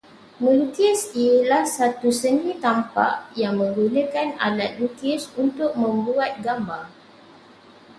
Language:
Malay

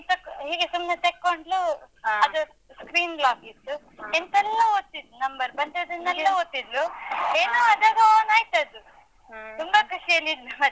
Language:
Kannada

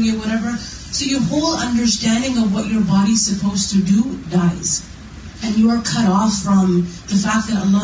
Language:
Urdu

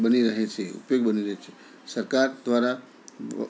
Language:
Gujarati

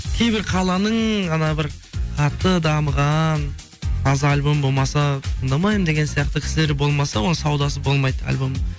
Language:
Kazakh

